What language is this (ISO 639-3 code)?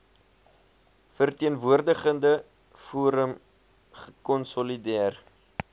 afr